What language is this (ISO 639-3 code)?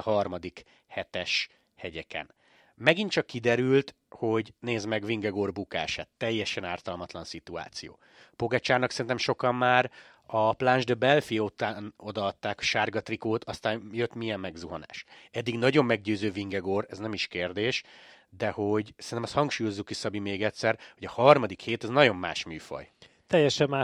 hun